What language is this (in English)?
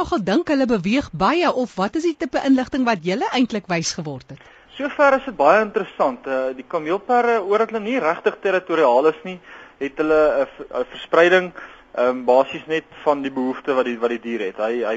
Dutch